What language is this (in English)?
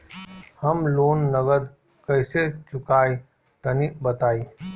Bhojpuri